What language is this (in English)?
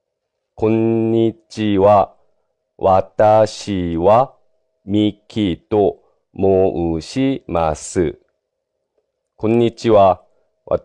Japanese